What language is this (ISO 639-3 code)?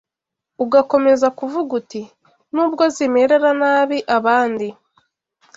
kin